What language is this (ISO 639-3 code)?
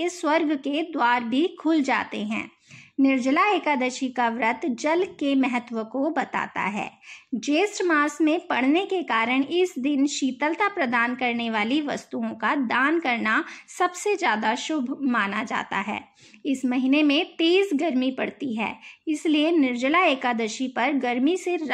hin